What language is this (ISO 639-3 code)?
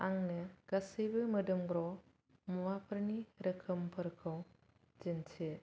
brx